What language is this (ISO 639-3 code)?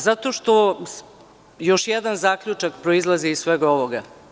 srp